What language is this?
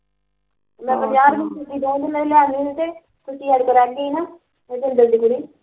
Punjabi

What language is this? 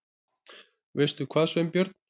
Icelandic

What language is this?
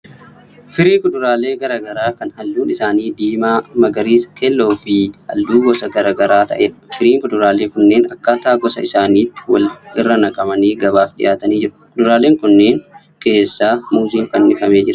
Oromo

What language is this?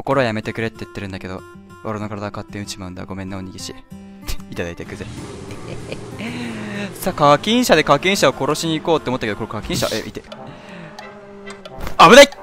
Japanese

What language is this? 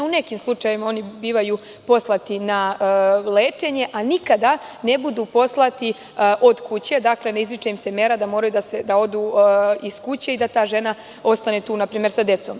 Serbian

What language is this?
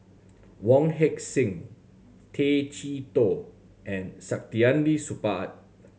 English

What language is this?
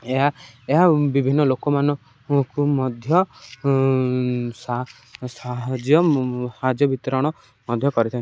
Odia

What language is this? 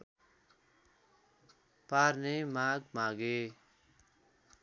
Nepali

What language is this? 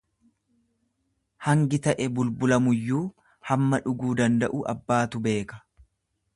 Oromo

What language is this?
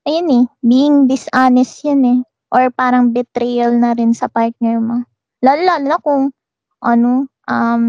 Filipino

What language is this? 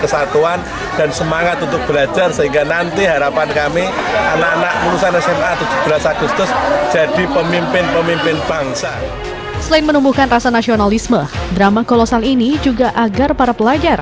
Indonesian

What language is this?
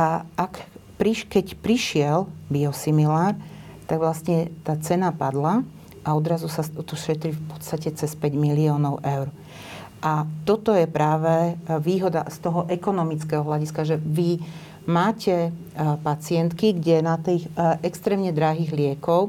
Slovak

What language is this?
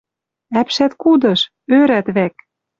Western Mari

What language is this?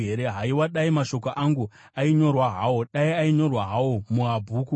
Shona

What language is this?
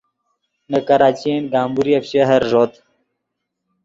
Yidgha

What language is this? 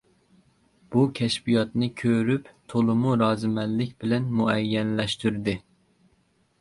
Uyghur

